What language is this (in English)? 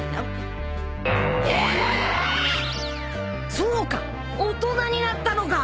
Japanese